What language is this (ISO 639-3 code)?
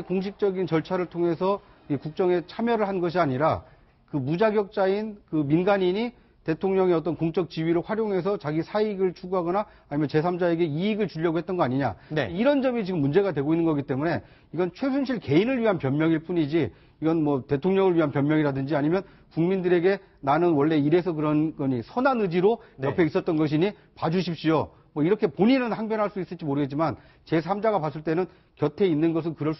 kor